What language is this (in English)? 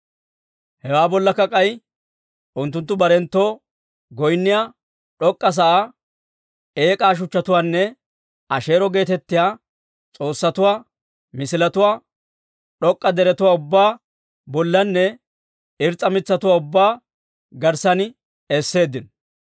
Dawro